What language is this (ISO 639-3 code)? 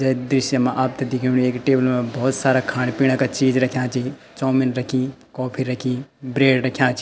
gbm